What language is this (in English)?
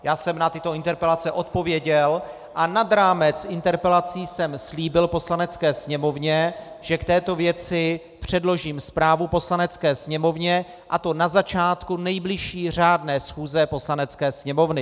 Czech